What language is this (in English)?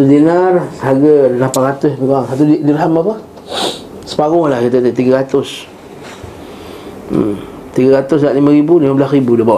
Malay